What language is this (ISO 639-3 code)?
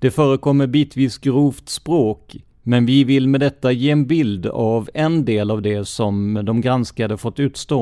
swe